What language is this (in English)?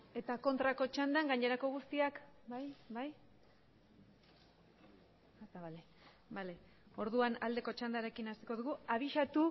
Basque